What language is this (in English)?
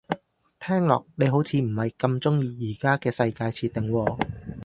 Cantonese